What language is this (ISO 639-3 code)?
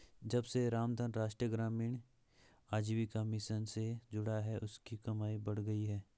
hin